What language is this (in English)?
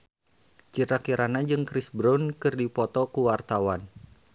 Sundanese